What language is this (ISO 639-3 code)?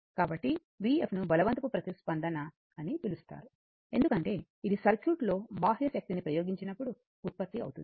tel